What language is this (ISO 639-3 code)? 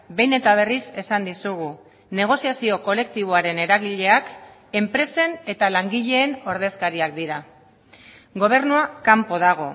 eus